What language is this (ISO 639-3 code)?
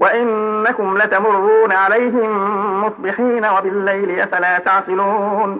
ara